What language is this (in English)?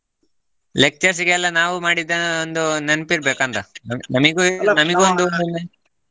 Kannada